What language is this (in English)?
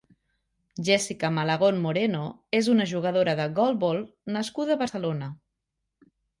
Catalan